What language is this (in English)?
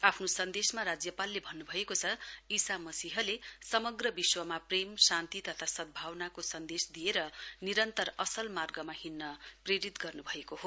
Nepali